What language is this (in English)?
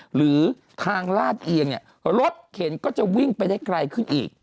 Thai